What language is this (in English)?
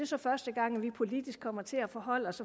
Danish